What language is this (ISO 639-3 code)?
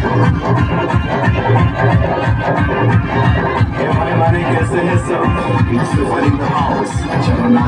ara